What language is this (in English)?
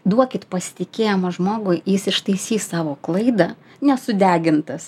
Lithuanian